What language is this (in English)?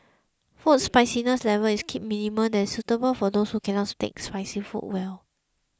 English